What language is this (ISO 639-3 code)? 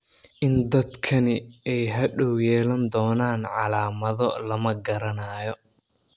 som